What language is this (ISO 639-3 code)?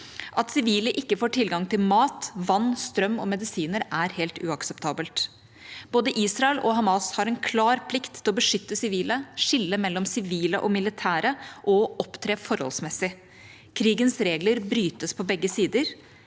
nor